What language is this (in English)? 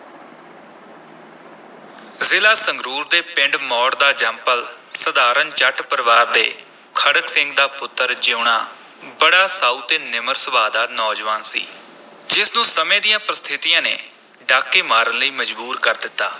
Punjabi